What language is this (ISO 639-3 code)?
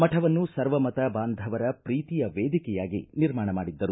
kan